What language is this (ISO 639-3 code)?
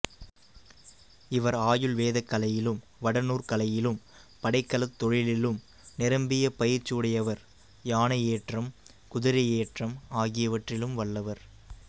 tam